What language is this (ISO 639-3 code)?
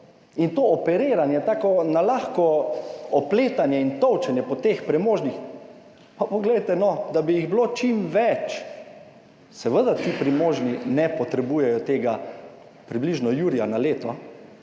slv